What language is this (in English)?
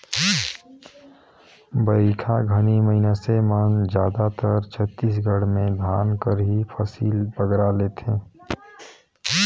Chhattisgarhi